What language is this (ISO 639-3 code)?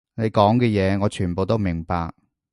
yue